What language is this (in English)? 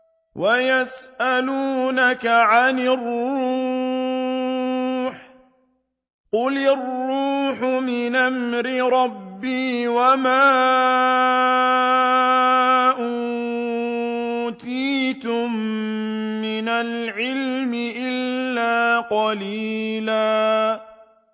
Arabic